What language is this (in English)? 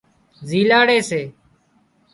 Wadiyara Koli